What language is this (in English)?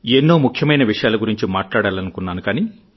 Telugu